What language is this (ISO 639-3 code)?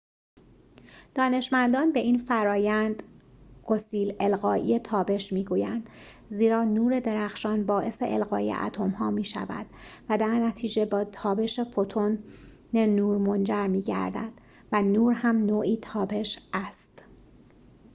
fas